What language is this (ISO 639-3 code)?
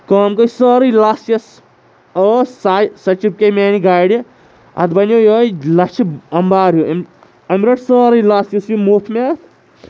kas